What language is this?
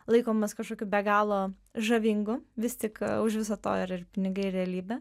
Lithuanian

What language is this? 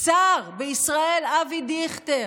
Hebrew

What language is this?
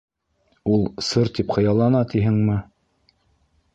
Bashkir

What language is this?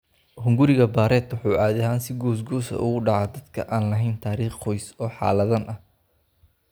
Somali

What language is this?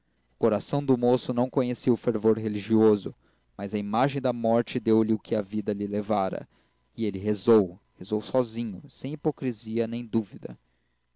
Portuguese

